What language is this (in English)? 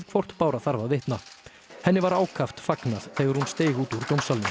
Icelandic